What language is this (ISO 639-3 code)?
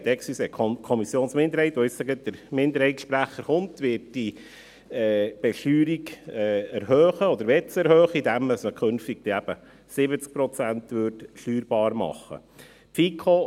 gsw